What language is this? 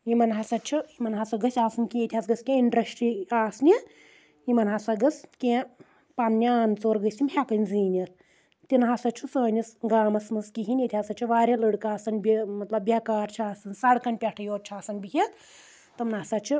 Kashmiri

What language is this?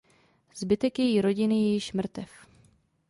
Czech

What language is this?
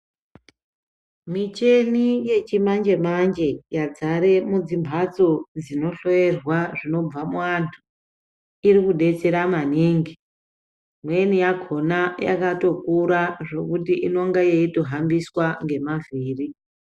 Ndau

